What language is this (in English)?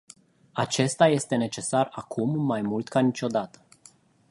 Romanian